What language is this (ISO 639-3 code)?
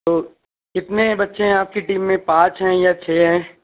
urd